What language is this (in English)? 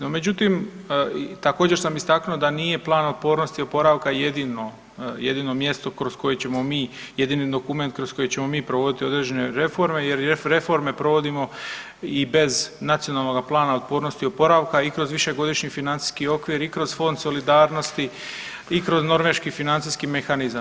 Croatian